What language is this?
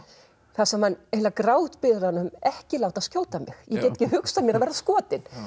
Icelandic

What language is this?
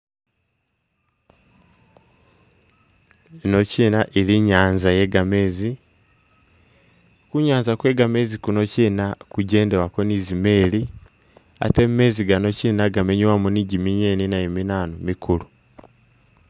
Masaaba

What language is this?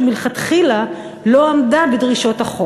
Hebrew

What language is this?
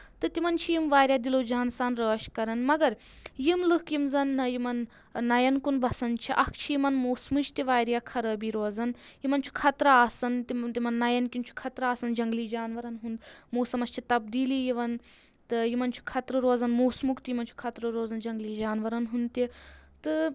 Kashmiri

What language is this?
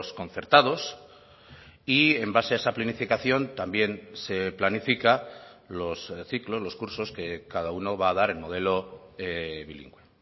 Spanish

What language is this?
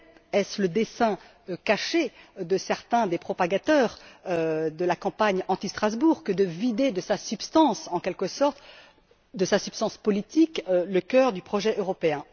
French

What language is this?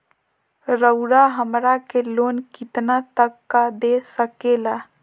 Magahi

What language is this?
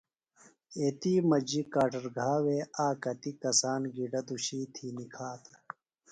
Phalura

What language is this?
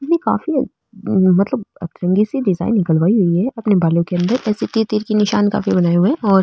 Marwari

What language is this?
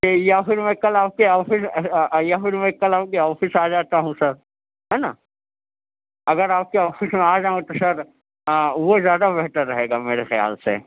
Urdu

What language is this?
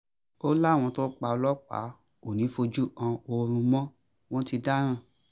Yoruba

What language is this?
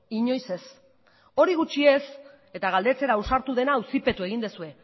Basque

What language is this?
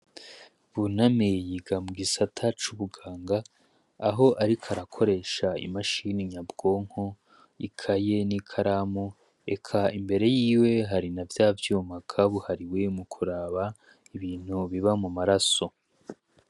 Rundi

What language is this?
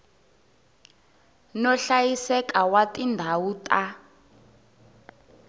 Tsonga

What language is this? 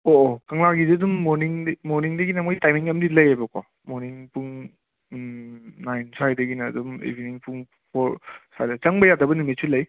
Manipuri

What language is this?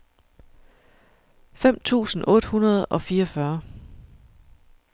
Danish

